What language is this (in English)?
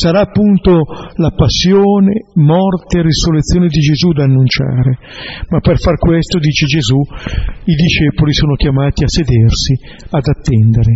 Italian